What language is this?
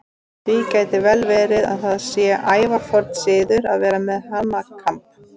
Icelandic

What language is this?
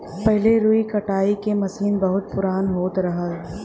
Bhojpuri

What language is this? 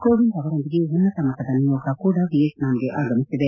Kannada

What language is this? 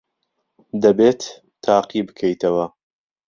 Central Kurdish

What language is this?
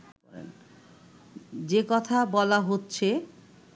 Bangla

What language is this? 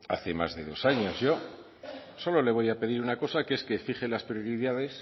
Spanish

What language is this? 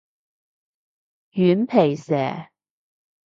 Cantonese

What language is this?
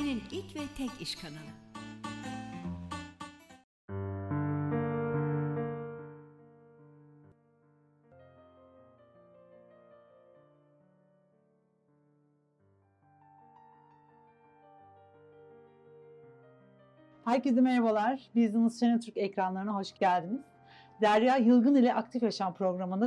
Turkish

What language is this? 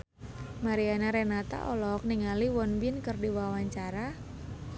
Sundanese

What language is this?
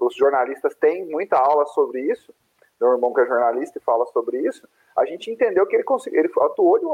Portuguese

